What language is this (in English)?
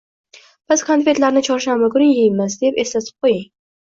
Uzbek